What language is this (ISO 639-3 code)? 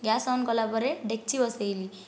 ori